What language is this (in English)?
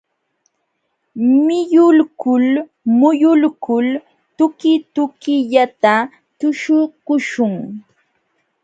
Jauja Wanca Quechua